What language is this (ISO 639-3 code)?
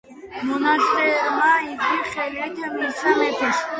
kat